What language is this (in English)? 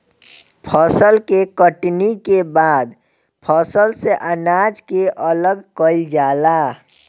Bhojpuri